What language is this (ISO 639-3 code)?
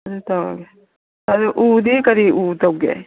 mni